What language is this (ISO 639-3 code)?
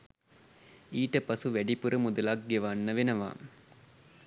sin